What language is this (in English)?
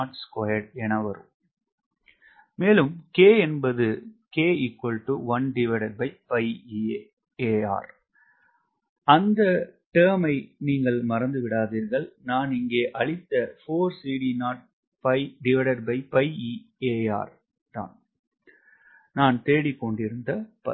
Tamil